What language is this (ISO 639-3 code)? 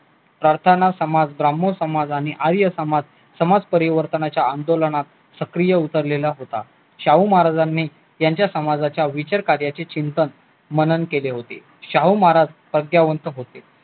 mar